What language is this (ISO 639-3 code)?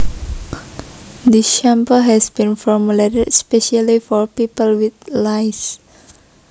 jav